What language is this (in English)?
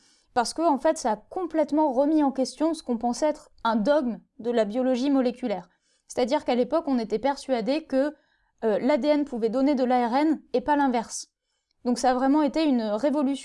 French